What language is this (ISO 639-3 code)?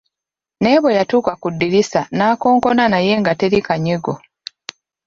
lug